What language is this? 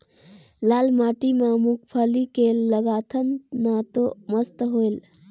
Chhattisgarhi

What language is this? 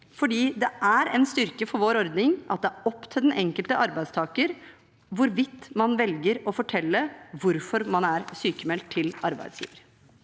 Norwegian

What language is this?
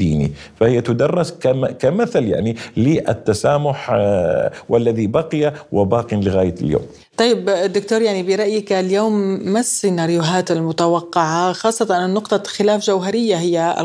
Arabic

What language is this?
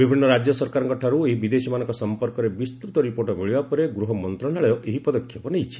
Odia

